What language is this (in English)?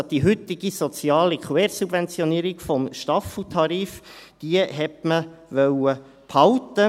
Swiss German